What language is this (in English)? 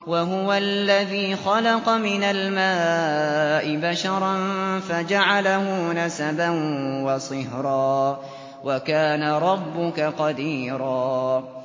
Arabic